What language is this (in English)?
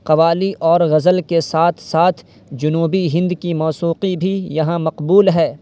Urdu